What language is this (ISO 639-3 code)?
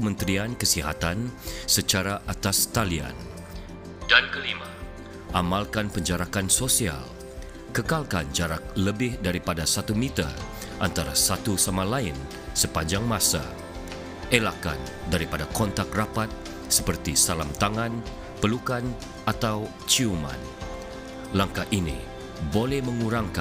msa